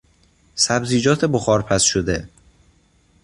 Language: Persian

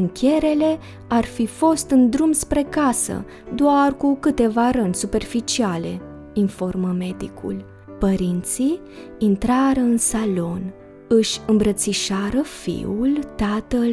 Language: Romanian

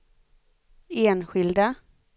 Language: Swedish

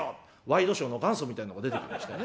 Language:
Japanese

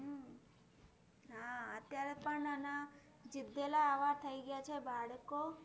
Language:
Gujarati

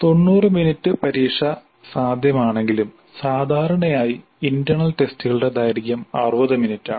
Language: Malayalam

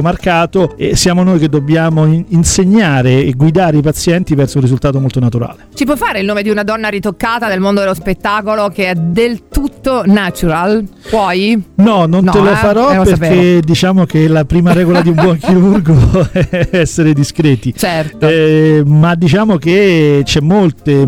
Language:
Italian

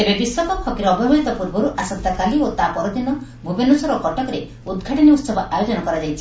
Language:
Odia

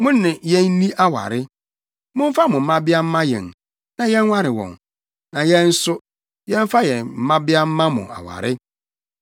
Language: Akan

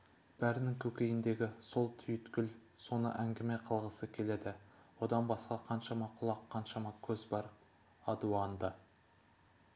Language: Kazakh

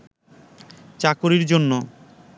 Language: Bangla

